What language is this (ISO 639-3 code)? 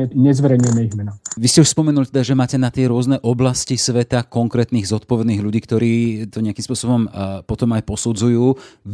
slk